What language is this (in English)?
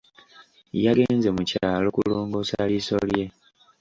Ganda